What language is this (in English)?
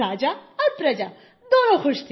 Hindi